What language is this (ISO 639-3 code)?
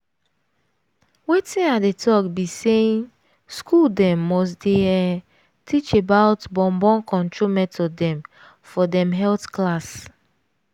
pcm